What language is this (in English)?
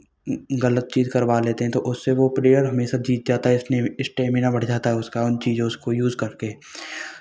Hindi